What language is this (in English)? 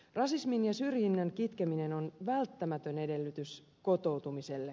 Finnish